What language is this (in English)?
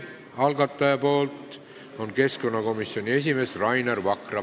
Estonian